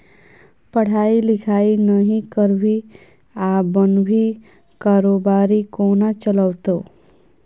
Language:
Maithili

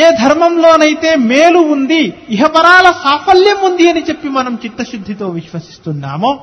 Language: Telugu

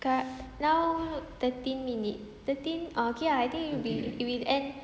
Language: English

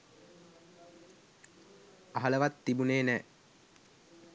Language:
Sinhala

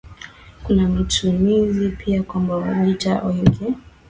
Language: Swahili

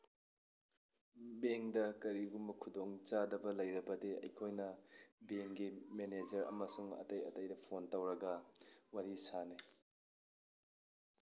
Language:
Manipuri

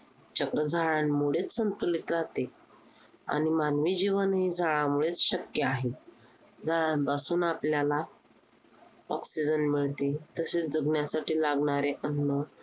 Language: Marathi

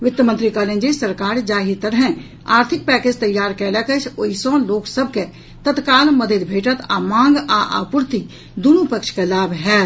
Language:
Maithili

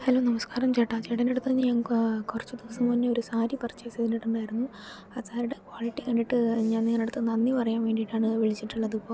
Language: Malayalam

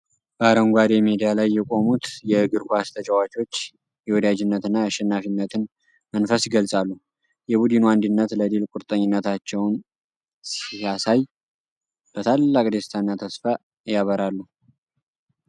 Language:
Amharic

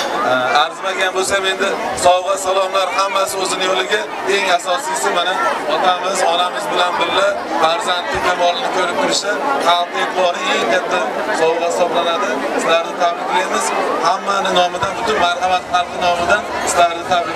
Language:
Turkish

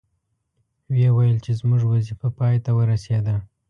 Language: Pashto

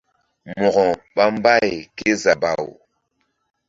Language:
Mbum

